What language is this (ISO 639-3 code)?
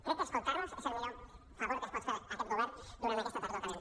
cat